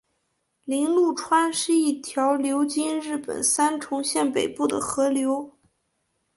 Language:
Chinese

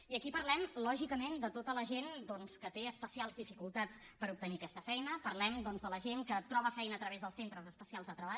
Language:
Catalan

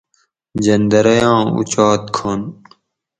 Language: Gawri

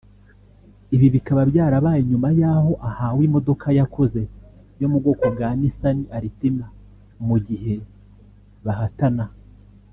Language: Kinyarwanda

